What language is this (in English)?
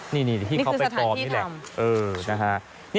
Thai